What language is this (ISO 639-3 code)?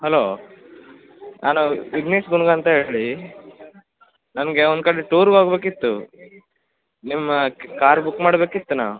kan